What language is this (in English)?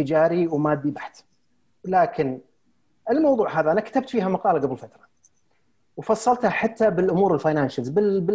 Arabic